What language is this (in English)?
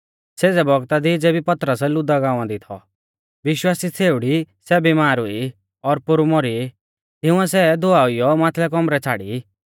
Mahasu Pahari